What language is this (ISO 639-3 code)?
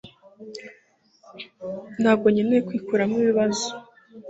kin